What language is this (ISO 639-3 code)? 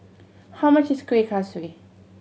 eng